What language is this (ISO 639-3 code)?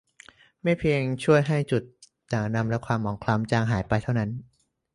tha